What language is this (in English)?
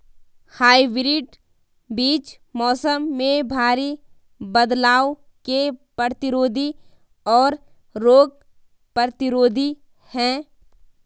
Hindi